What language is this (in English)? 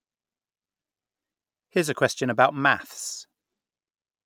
English